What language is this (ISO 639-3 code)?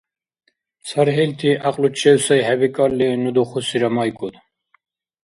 dar